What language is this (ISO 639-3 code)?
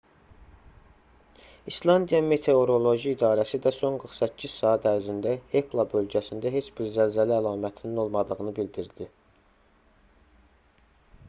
aze